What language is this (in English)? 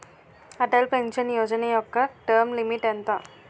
Telugu